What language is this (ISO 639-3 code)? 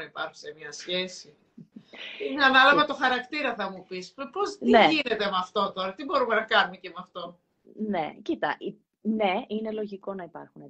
ell